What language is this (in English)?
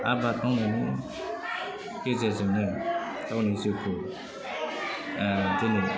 Bodo